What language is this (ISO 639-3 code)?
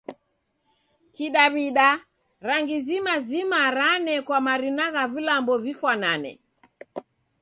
dav